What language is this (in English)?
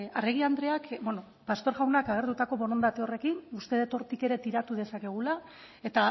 Basque